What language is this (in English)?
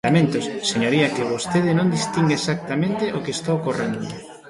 Galician